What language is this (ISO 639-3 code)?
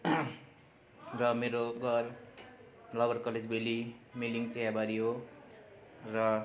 nep